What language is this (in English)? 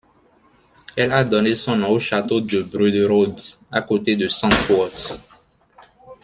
French